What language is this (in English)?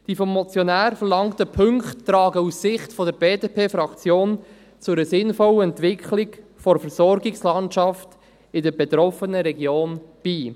Swiss German